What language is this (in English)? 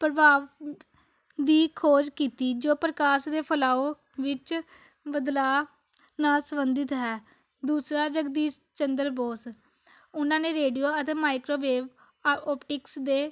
Punjabi